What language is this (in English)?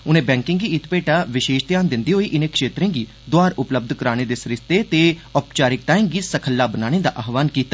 Dogri